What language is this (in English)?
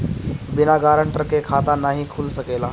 Bhojpuri